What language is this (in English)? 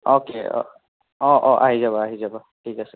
Assamese